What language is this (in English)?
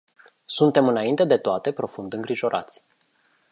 Romanian